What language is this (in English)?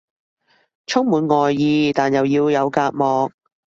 Cantonese